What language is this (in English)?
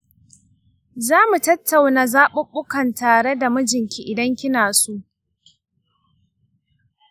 Hausa